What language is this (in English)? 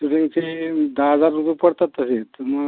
Marathi